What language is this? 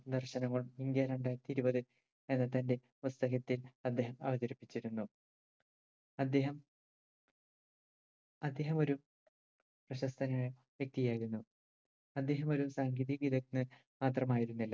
Malayalam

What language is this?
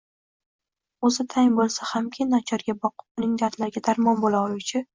Uzbek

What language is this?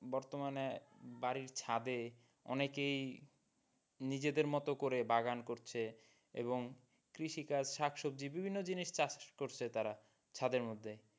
Bangla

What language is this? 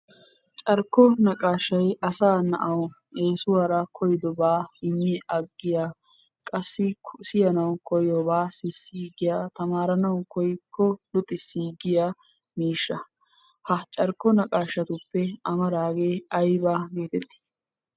Wolaytta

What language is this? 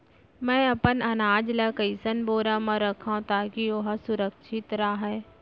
Chhattisgarhi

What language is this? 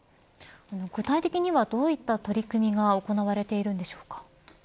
Japanese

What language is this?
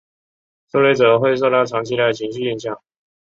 Chinese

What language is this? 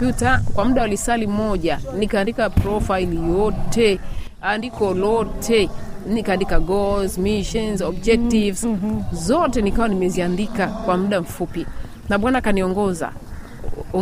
Swahili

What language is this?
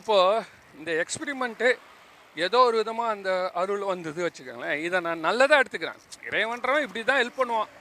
Tamil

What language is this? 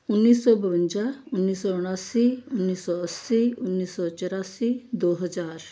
Punjabi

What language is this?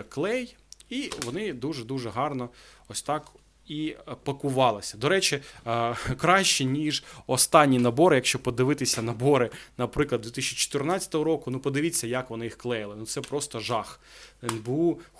Ukrainian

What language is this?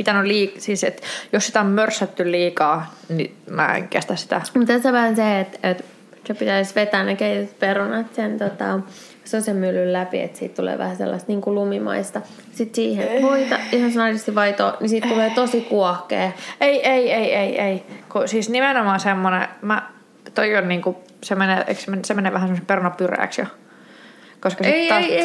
Finnish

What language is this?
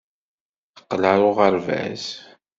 Kabyle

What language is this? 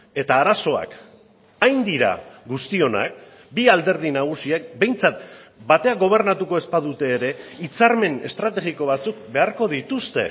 Basque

